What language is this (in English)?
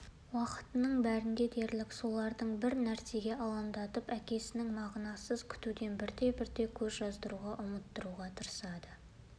Kazakh